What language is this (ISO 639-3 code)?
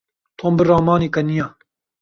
kur